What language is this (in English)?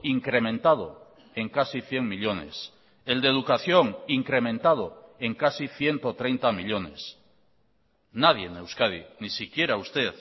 Spanish